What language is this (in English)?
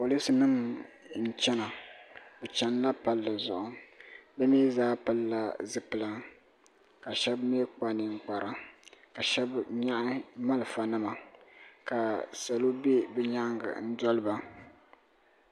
Dagbani